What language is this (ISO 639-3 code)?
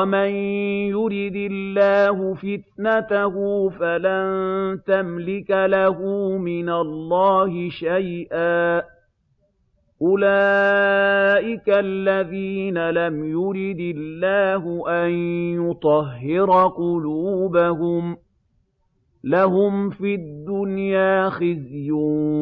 ara